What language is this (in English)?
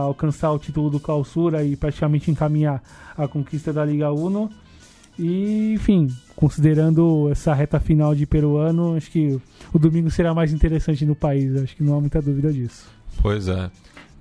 Portuguese